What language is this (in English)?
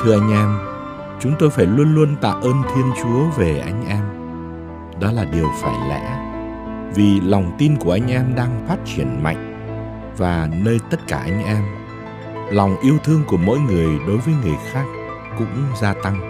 Vietnamese